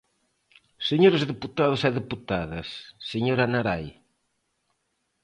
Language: Galician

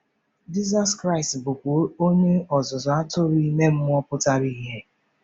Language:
Igbo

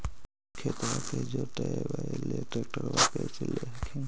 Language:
Magahi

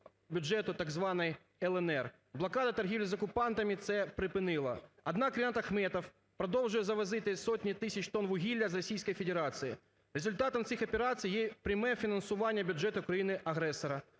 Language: Ukrainian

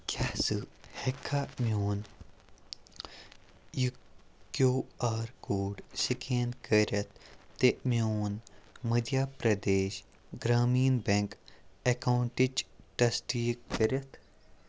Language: Kashmiri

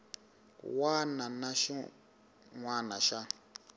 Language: Tsonga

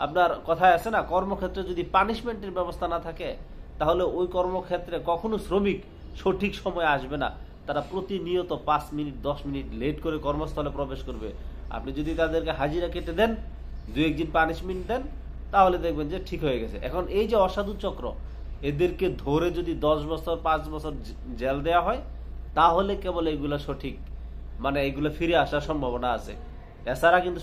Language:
Arabic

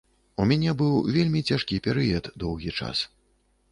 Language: Belarusian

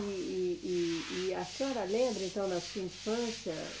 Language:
Portuguese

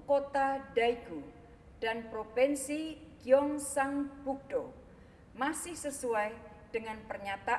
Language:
Indonesian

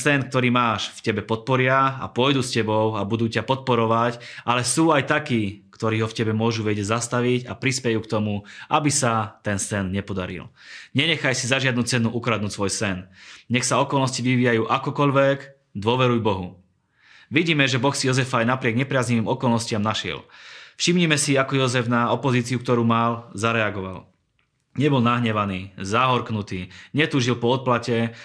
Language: Slovak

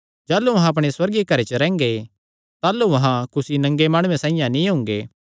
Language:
Kangri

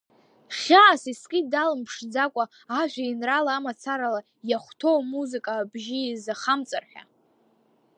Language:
Abkhazian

